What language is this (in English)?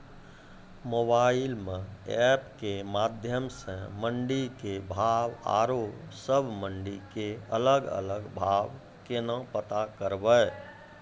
Maithili